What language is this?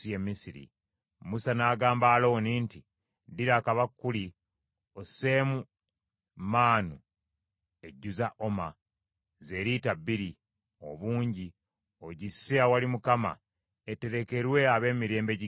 Ganda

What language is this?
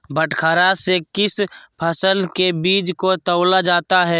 Magahi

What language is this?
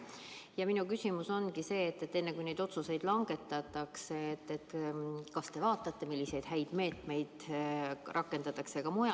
Estonian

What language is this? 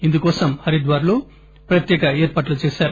Telugu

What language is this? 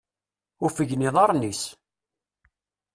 Kabyle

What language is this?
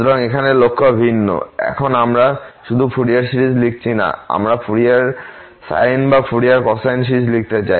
Bangla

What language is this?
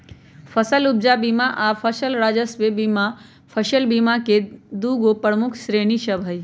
Magahi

